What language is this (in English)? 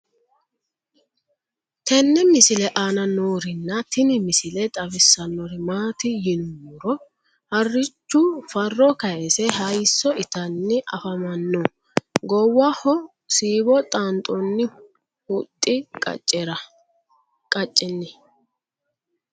Sidamo